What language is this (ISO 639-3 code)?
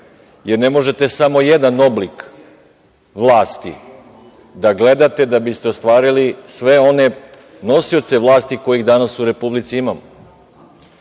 srp